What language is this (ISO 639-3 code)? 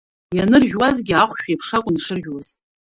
abk